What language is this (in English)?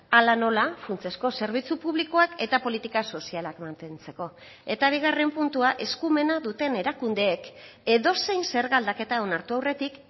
Basque